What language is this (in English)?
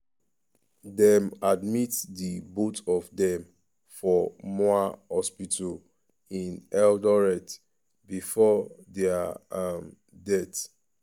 Nigerian Pidgin